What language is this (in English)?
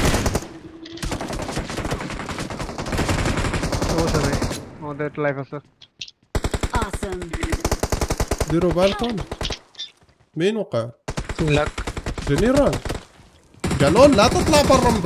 Arabic